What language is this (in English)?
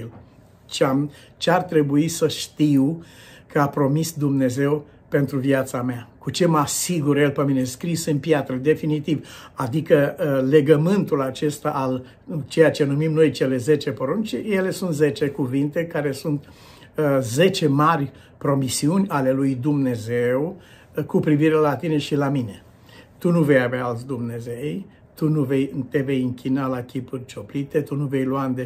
Romanian